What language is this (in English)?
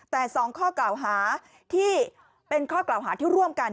Thai